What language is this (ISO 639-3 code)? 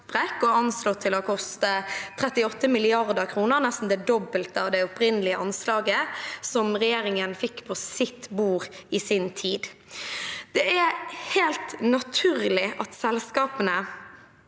nor